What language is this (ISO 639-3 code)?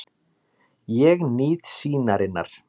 isl